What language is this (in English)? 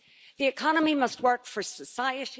English